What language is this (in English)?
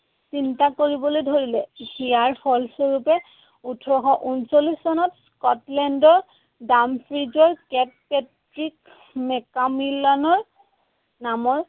Assamese